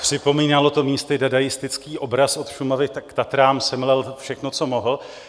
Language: Czech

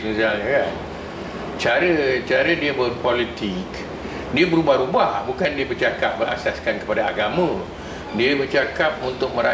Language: Malay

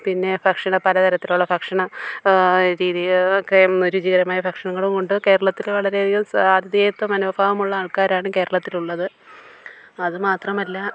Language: Malayalam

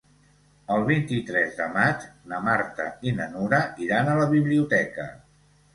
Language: Catalan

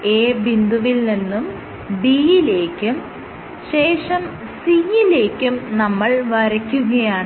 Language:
Malayalam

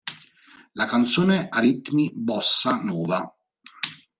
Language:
Italian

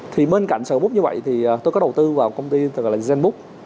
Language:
Vietnamese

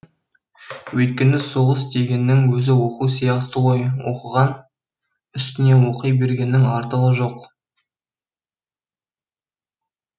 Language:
Kazakh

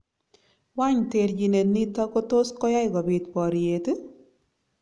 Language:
Kalenjin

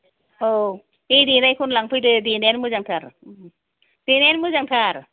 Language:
Bodo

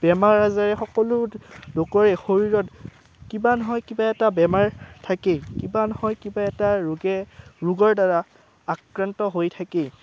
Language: Assamese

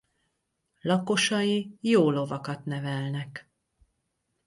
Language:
Hungarian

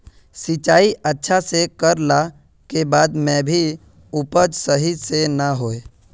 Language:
Magahi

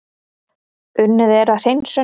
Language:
Icelandic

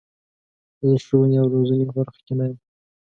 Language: Pashto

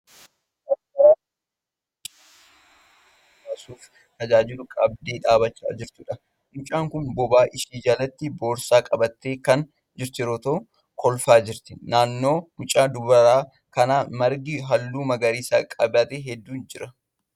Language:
Oromo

